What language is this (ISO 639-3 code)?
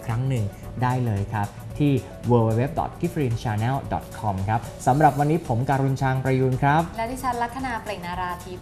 tha